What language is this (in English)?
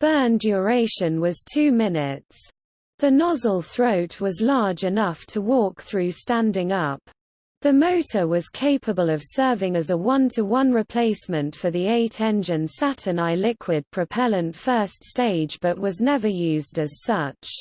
English